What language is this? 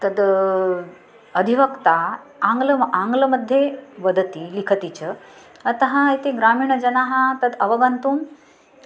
Sanskrit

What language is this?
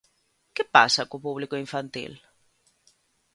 Galician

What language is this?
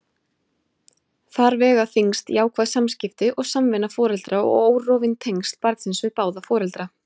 Icelandic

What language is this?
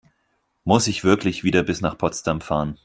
German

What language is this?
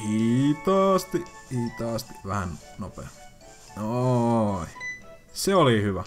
Finnish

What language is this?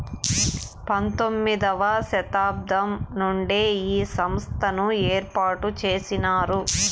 Telugu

